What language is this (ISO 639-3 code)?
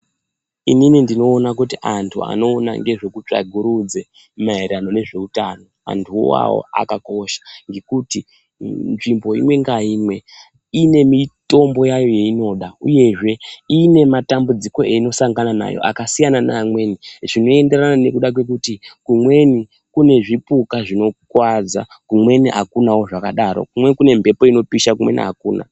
ndc